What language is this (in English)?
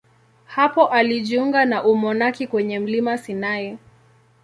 Swahili